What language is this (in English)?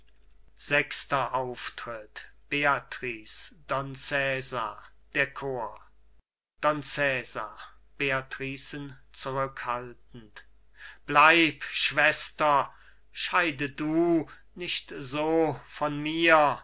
German